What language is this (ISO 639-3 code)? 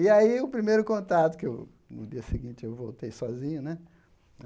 por